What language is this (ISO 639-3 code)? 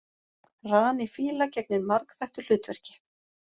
isl